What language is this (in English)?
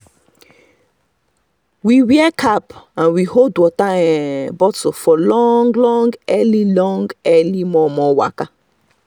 Nigerian Pidgin